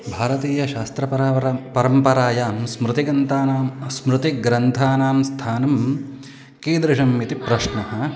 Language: Sanskrit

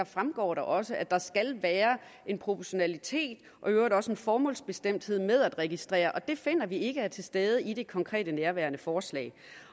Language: Danish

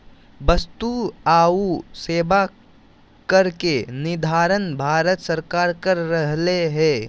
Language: Magahi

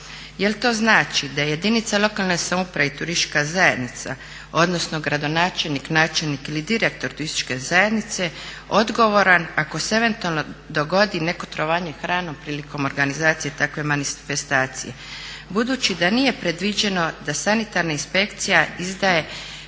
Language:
Croatian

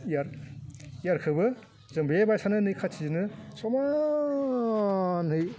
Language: Bodo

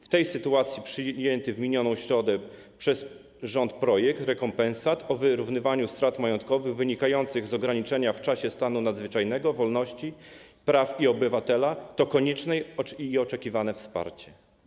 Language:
Polish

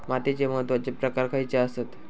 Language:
Marathi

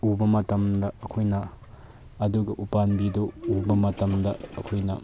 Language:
Manipuri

